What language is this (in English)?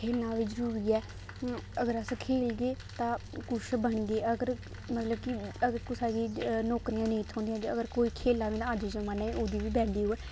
Dogri